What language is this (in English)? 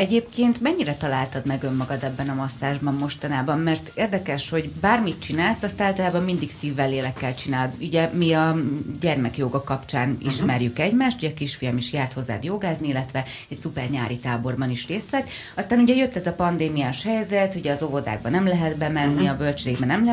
Hungarian